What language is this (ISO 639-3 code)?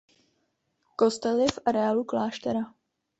ces